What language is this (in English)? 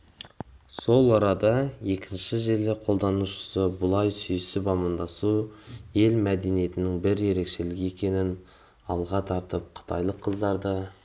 Kazakh